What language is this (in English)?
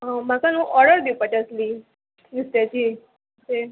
Konkani